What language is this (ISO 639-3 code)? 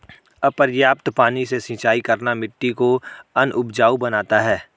hin